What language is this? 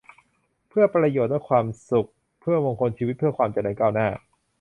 Thai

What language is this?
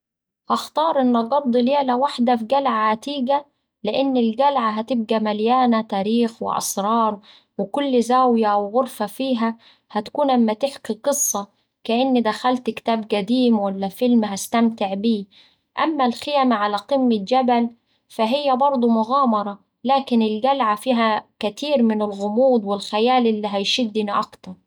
Saidi Arabic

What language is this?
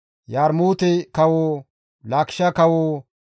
Gamo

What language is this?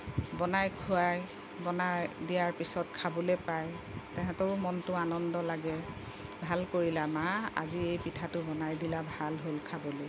Assamese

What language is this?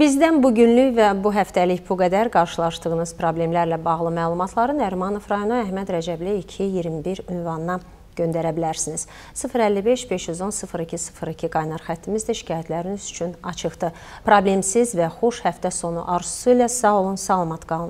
Turkish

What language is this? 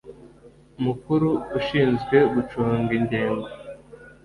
Kinyarwanda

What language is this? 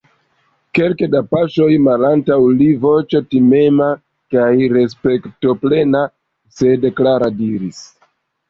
Esperanto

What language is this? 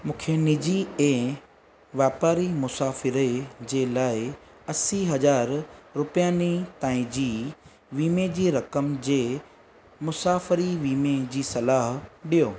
Sindhi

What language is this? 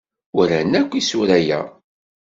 Kabyle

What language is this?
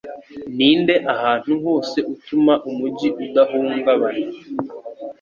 Kinyarwanda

